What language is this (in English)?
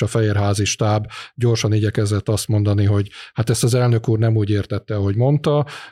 Hungarian